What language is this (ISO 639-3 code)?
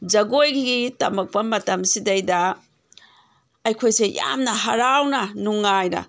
mni